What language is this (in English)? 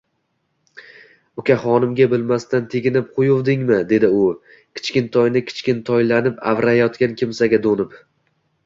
Uzbek